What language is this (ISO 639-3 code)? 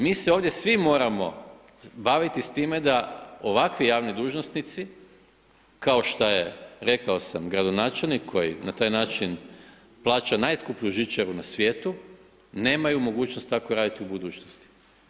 hrv